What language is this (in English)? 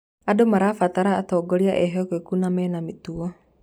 Kikuyu